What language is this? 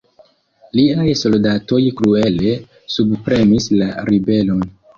Esperanto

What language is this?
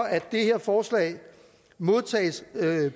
Danish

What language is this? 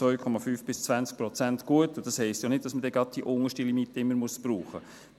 Swiss German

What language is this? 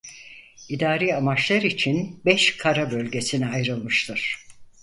Turkish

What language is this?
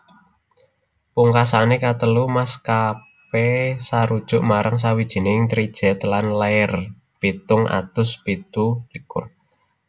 Javanese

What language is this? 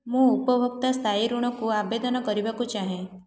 Odia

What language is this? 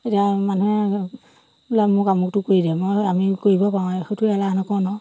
Assamese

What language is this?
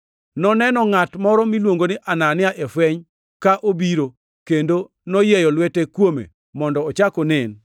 Luo (Kenya and Tanzania)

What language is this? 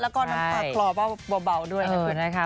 Thai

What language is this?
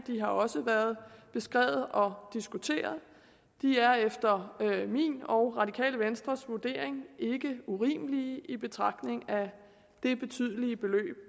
Danish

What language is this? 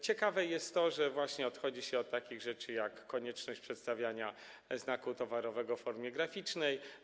Polish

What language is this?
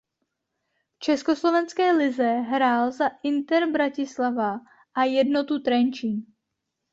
Czech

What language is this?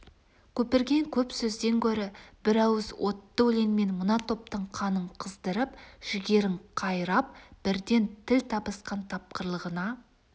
Kazakh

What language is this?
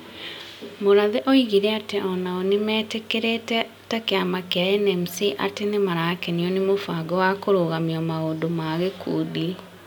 Kikuyu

